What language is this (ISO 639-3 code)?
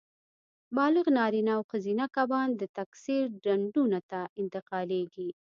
pus